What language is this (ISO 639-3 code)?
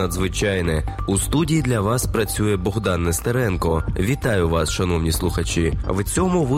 ukr